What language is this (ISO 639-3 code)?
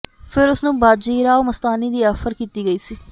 pan